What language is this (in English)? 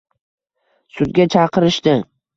Uzbek